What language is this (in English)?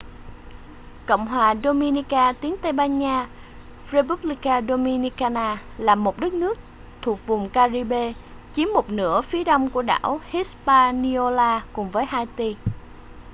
Vietnamese